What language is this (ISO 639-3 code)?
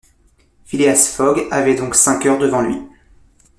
fra